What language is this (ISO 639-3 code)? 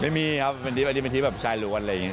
tha